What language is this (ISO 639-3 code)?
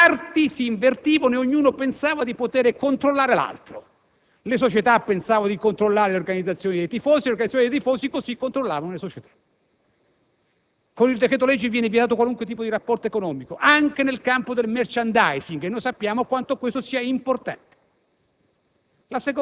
ita